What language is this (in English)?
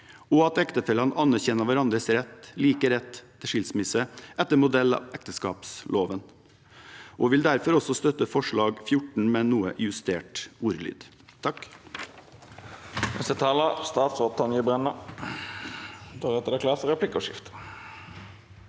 Norwegian